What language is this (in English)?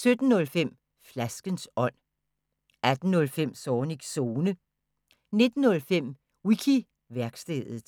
Danish